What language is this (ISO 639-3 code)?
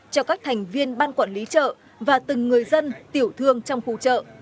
vie